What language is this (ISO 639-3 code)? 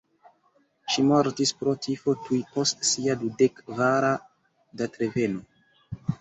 epo